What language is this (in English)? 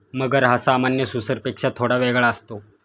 Marathi